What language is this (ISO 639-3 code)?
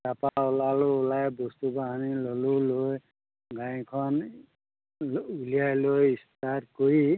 asm